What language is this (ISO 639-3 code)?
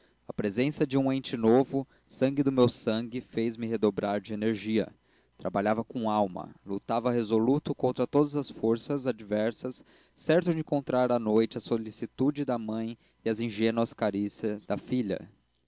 por